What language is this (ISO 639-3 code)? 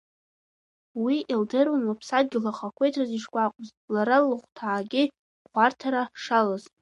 abk